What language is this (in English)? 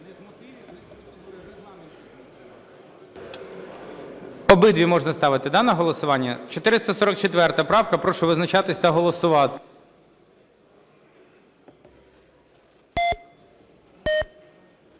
Ukrainian